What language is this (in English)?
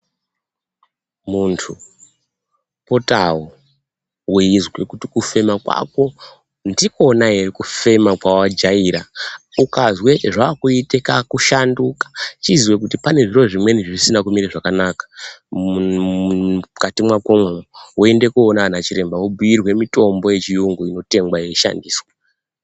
Ndau